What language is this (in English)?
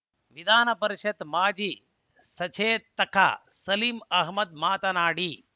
Kannada